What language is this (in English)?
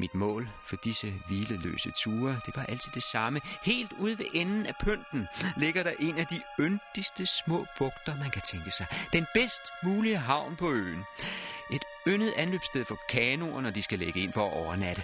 Danish